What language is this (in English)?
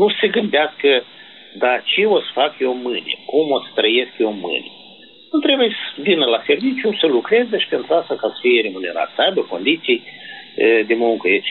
Romanian